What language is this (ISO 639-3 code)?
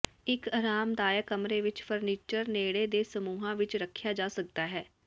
pan